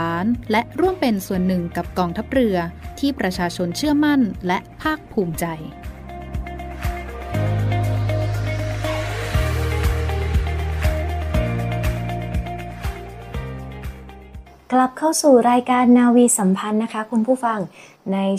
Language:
Thai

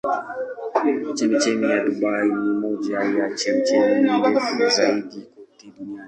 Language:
Swahili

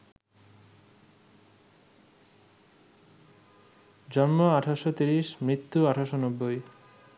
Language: Bangla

